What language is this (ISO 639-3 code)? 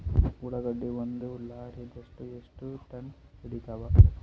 kan